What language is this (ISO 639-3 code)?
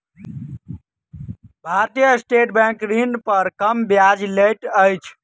mai